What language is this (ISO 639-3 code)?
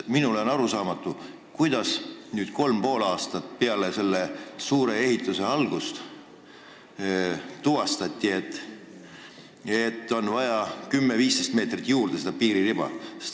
est